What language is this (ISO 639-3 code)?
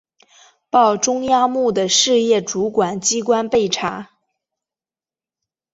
zho